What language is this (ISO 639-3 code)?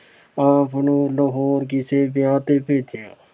pan